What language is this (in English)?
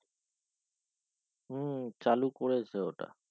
Bangla